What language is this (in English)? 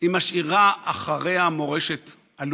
Hebrew